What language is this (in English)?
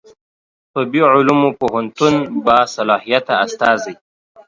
Pashto